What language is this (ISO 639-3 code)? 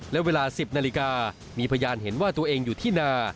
tha